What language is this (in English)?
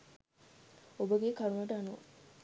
Sinhala